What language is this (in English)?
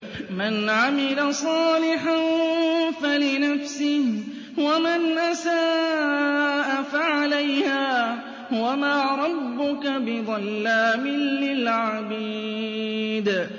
Arabic